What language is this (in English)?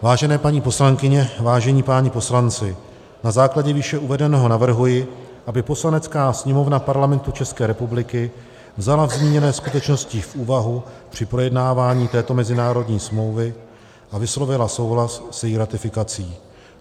Czech